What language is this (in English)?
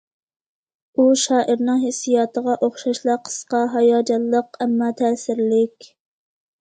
Uyghur